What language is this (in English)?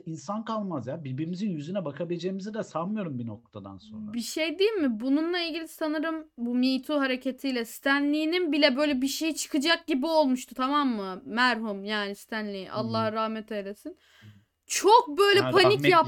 Turkish